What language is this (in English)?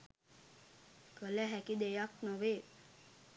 Sinhala